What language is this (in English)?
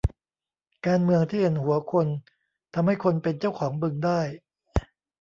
Thai